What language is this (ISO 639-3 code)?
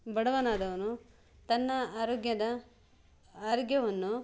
kan